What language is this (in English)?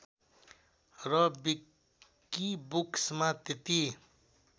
Nepali